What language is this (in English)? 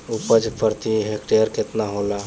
Bhojpuri